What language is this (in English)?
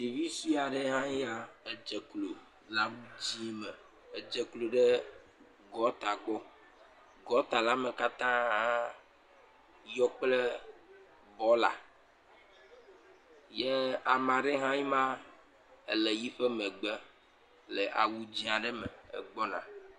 Ewe